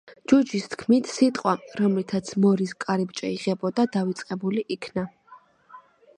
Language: Georgian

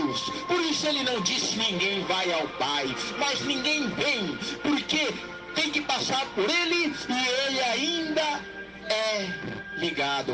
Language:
Portuguese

